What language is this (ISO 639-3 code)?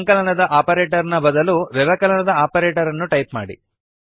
kan